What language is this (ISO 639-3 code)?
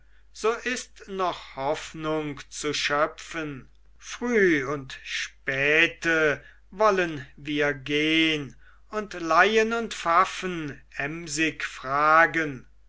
deu